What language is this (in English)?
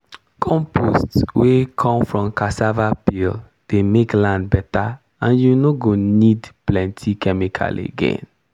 Nigerian Pidgin